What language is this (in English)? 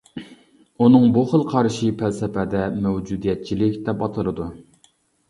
Uyghur